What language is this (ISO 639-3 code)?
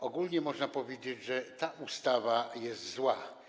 pol